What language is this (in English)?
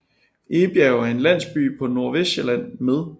Danish